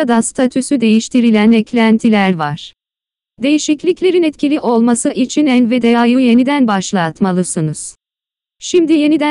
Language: Turkish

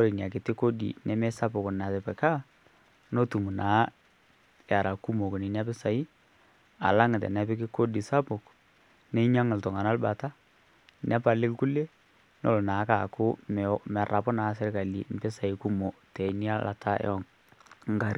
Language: Masai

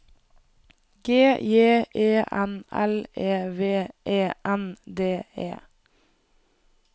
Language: Norwegian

